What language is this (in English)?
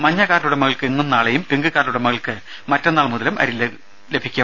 Malayalam